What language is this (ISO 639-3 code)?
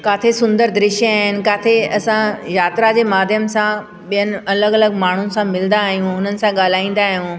snd